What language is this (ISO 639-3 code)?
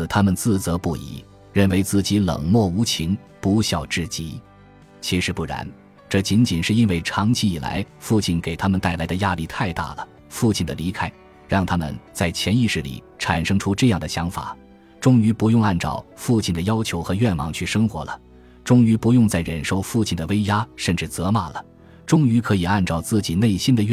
zho